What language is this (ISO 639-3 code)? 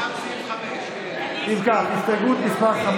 heb